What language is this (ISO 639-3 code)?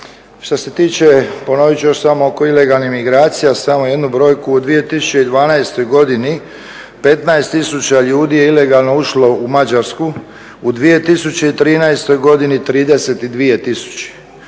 hrv